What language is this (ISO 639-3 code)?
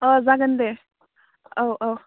brx